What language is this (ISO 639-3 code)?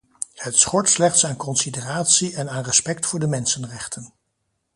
nld